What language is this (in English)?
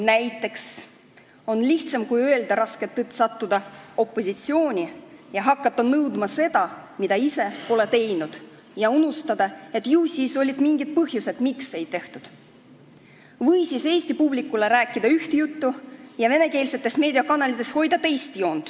Estonian